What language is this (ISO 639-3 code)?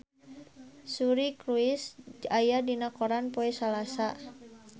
sun